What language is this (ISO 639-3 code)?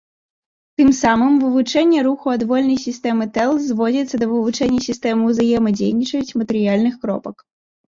bel